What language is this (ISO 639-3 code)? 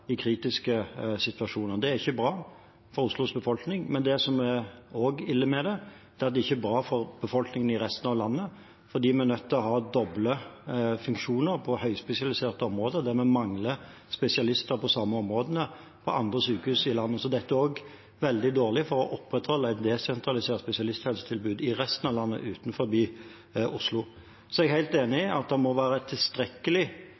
nob